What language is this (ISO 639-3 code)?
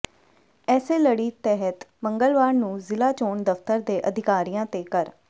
pan